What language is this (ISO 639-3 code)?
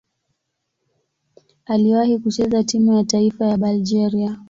swa